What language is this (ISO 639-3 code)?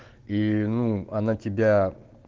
rus